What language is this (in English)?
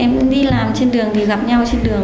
Vietnamese